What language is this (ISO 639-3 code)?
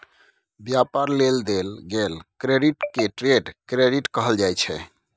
mai